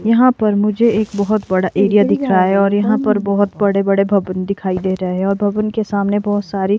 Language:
Hindi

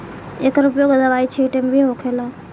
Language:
Bhojpuri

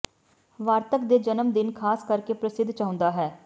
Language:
Punjabi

